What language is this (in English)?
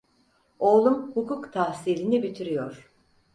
Turkish